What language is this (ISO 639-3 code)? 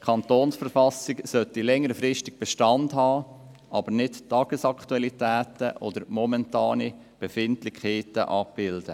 gsw